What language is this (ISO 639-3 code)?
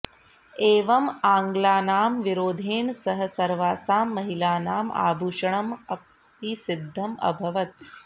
san